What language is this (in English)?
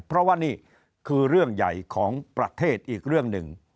Thai